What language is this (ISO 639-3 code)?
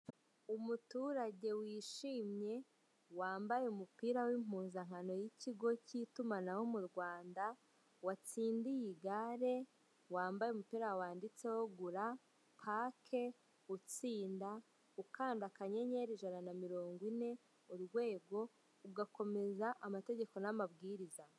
kin